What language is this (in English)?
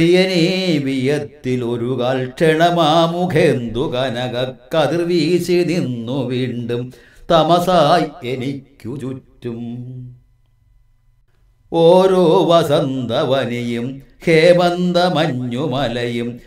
Arabic